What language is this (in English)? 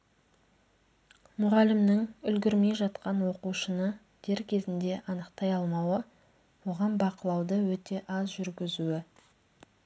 Kazakh